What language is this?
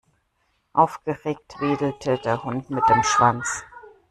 German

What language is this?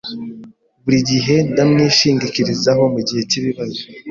Kinyarwanda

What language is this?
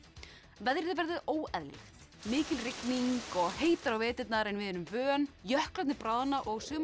Icelandic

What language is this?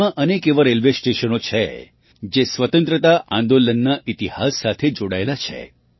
Gujarati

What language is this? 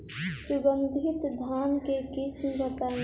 Bhojpuri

